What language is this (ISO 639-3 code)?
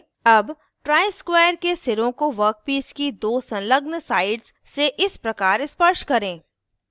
hin